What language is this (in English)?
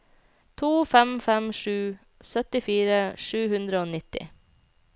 Norwegian